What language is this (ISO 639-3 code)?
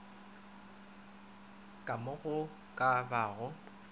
nso